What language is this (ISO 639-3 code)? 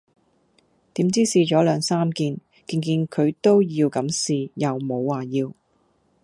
yue